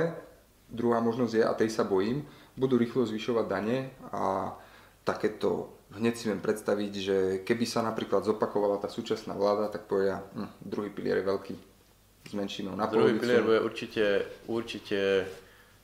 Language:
Slovak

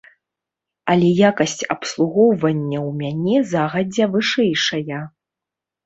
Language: Belarusian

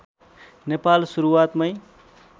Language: Nepali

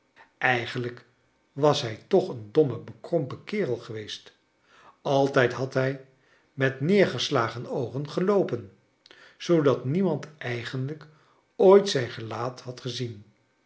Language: Dutch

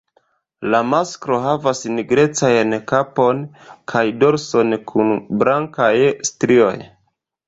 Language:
Esperanto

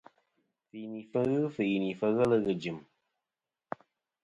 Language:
Kom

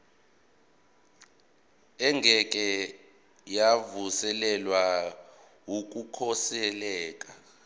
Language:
Zulu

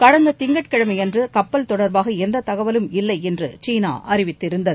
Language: Tamil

